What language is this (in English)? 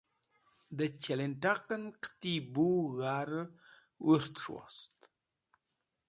Wakhi